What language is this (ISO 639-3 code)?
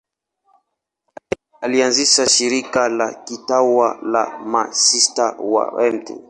swa